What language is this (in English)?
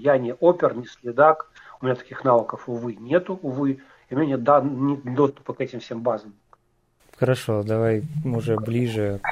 Russian